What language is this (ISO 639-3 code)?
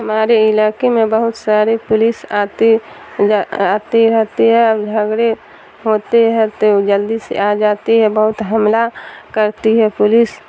urd